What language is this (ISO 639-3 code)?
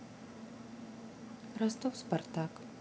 rus